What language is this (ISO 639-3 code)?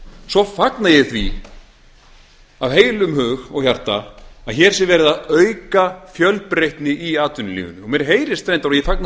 isl